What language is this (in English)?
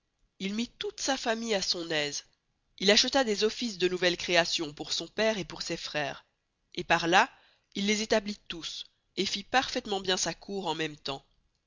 French